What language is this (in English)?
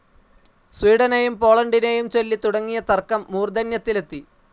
Malayalam